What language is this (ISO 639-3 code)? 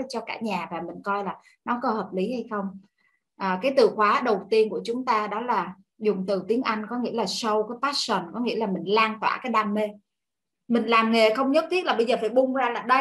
vie